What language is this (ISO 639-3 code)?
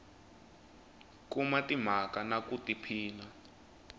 tso